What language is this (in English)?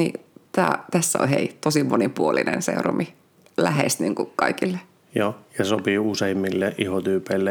Finnish